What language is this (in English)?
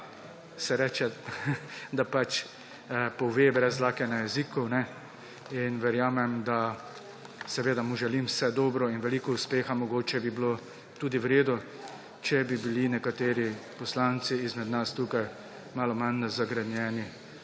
Slovenian